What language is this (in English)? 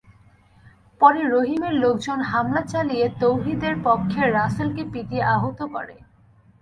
Bangla